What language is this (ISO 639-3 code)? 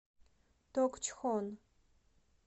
rus